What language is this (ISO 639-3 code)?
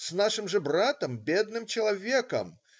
rus